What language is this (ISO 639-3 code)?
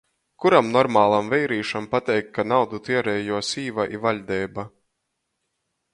ltg